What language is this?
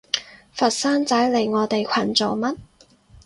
Cantonese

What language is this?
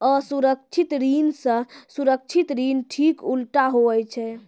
Maithili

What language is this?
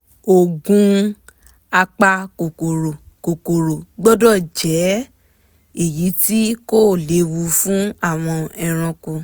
Yoruba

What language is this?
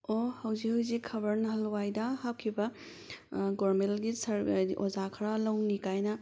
Manipuri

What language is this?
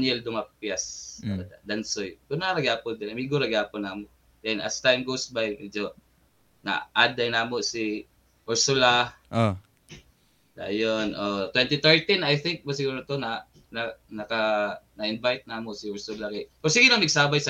Filipino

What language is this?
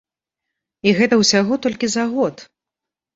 Belarusian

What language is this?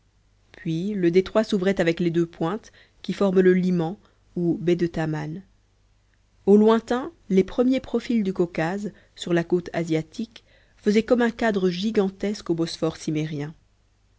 French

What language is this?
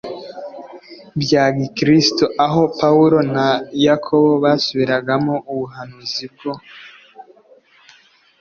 Kinyarwanda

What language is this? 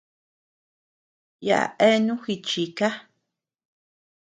Tepeuxila Cuicatec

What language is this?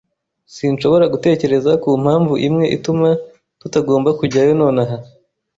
Kinyarwanda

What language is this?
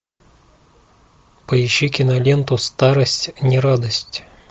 Russian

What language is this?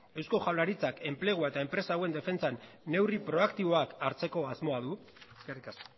Basque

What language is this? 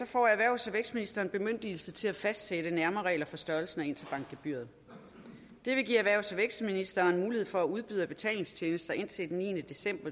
Danish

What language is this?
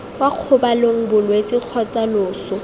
Tswana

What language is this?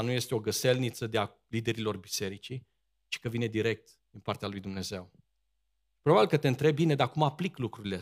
Romanian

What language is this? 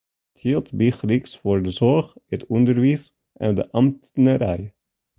Western Frisian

